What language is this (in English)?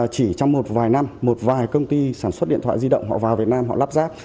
Vietnamese